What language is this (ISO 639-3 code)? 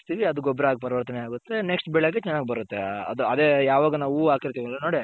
kan